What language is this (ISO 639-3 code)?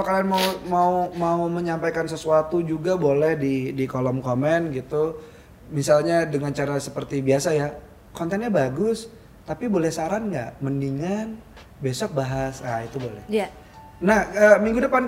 ind